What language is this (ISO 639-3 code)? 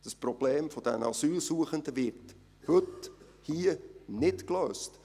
gsw